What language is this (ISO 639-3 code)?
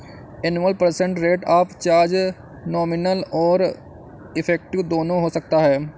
hin